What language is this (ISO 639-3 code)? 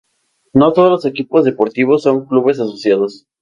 spa